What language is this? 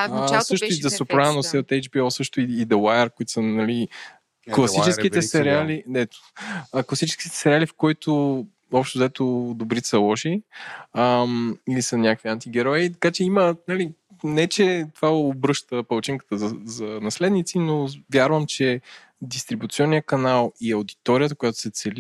Bulgarian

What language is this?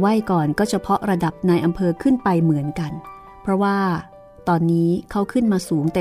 Thai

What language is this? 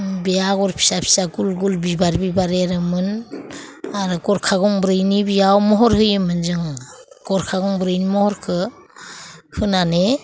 Bodo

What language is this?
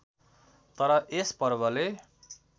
Nepali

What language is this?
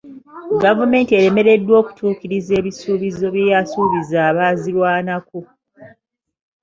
Ganda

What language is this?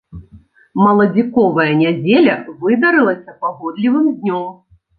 Belarusian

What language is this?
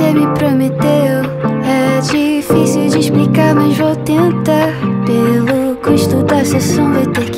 Portuguese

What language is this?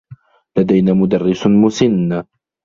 Arabic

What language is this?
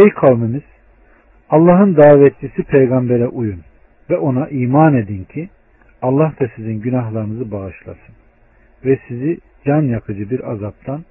Turkish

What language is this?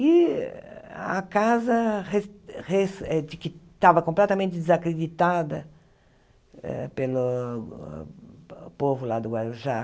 Portuguese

